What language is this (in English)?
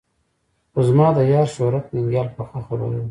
Pashto